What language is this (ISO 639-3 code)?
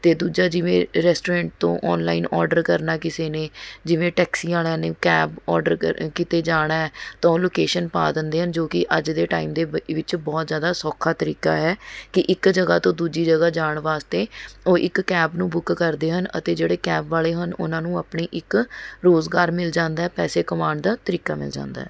pan